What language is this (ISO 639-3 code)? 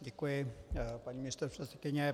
ces